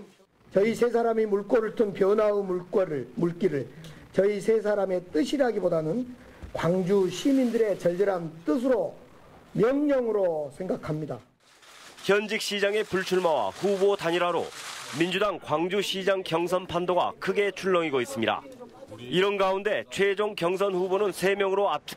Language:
Korean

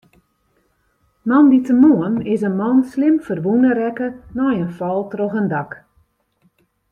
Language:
Western Frisian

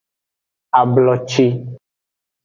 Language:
Aja (Benin)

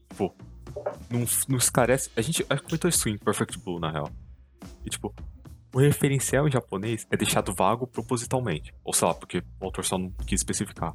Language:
Portuguese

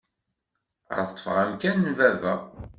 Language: Kabyle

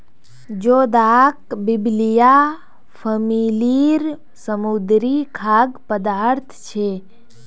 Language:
Magahi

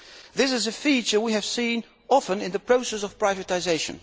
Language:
English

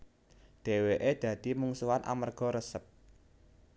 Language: Javanese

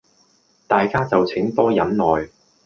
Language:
Cantonese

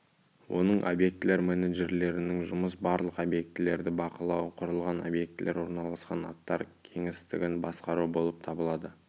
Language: Kazakh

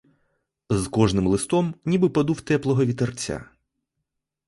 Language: Ukrainian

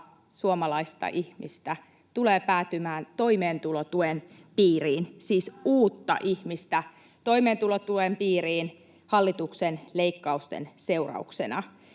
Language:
Finnish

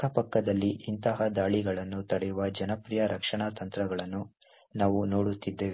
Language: Kannada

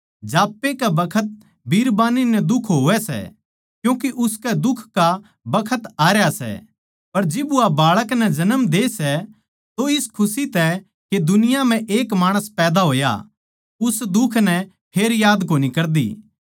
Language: Haryanvi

